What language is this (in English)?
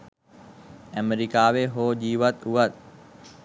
Sinhala